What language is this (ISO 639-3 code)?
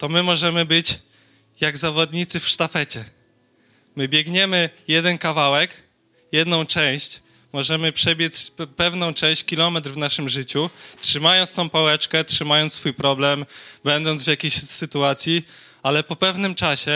pol